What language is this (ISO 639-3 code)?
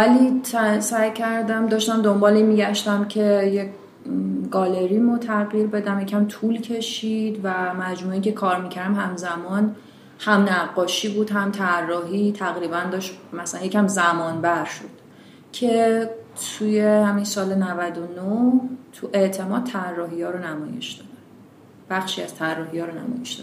fas